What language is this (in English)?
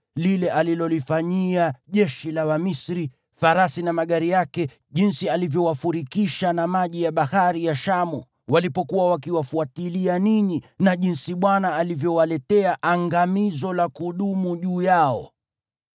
Swahili